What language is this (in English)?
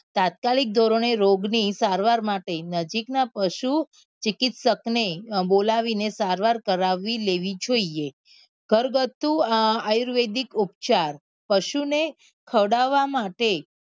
Gujarati